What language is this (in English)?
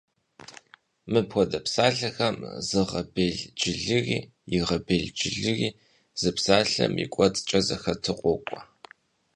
Kabardian